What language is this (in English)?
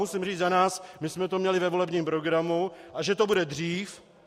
Czech